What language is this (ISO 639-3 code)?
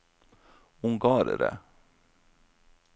nor